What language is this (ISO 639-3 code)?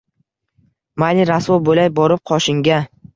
uzb